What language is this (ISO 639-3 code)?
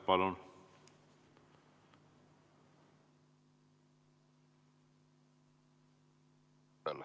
est